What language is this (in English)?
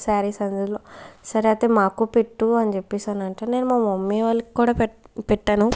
Telugu